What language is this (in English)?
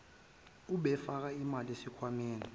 Zulu